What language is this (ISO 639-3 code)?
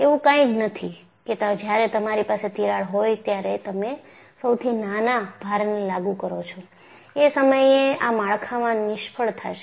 guj